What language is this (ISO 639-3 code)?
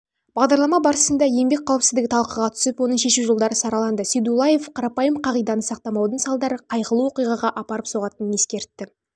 kaz